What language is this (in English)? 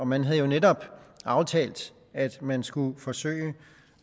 Danish